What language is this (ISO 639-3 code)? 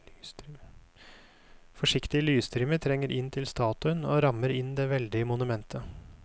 nor